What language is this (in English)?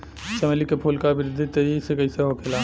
Bhojpuri